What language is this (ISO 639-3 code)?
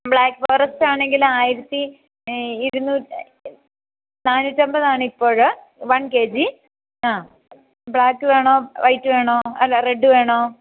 mal